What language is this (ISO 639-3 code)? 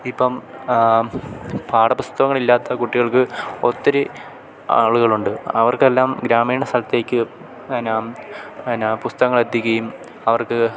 mal